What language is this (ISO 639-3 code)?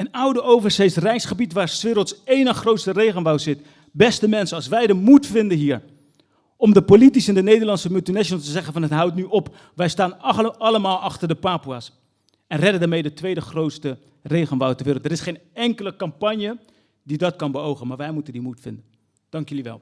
nld